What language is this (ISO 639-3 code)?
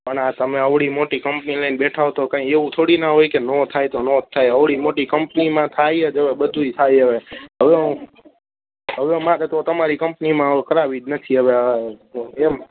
guj